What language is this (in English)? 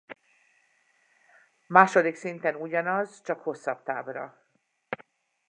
Hungarian